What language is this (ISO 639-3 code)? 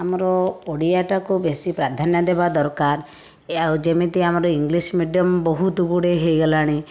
ori